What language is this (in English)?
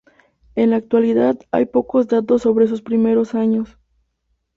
Spanish